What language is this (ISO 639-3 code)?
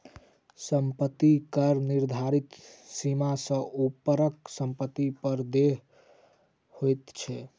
mai